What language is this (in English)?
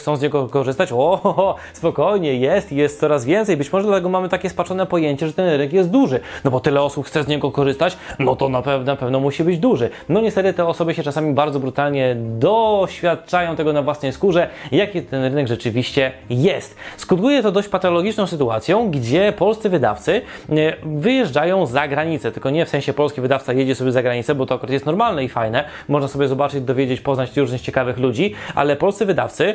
Polish